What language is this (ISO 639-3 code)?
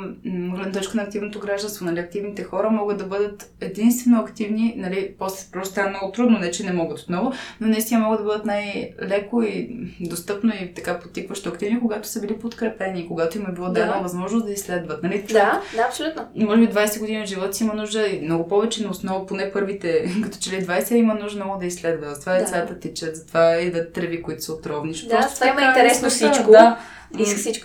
bul